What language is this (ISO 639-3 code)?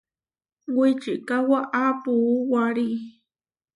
var